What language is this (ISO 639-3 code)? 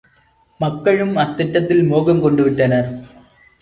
tam